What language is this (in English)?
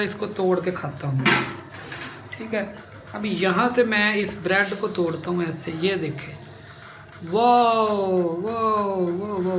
Urdu